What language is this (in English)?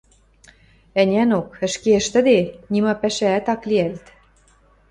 Western Mari